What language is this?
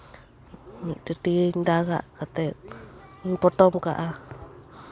Santali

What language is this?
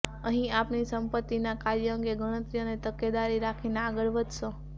Gujarati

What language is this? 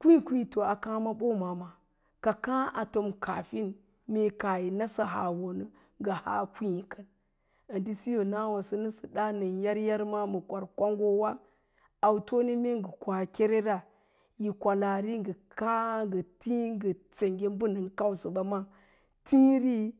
Lala-Roba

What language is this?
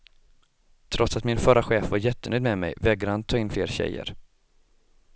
Swedish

